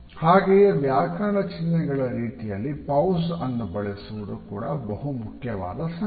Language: Kannada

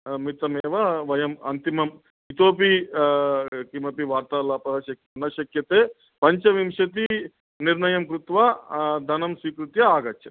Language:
Sanskrit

